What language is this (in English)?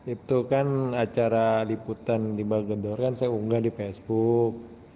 Indonesian